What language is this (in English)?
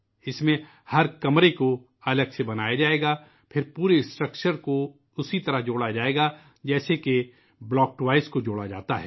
Urdu